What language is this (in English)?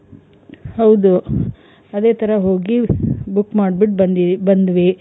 Kannada